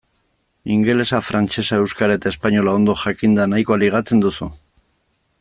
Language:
Basque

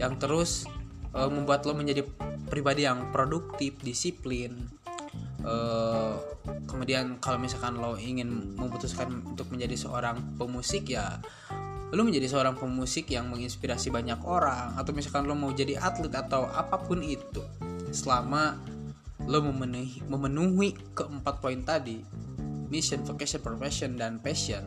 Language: Indonesian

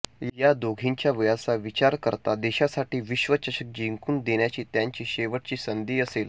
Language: Marathi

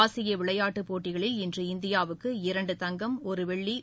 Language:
Tamil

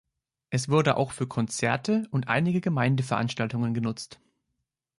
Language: German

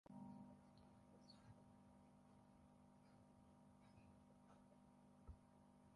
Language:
Swahili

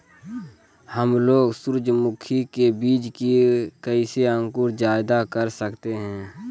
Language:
Magahi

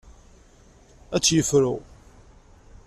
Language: Kabyle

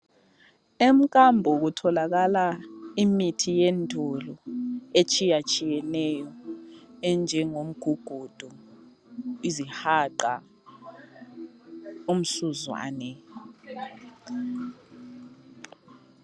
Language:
North Ndebele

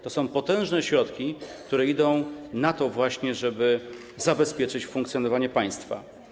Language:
Polish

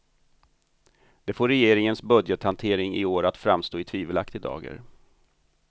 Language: Swedish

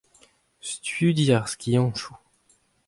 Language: Breton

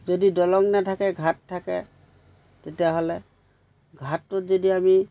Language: Assamese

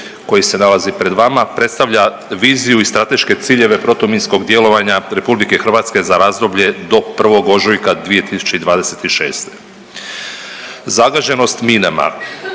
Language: Croatian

